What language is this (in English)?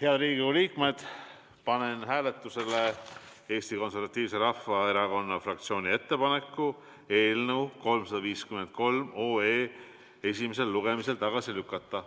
Estonian